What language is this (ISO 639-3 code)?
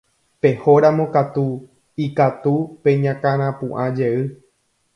grn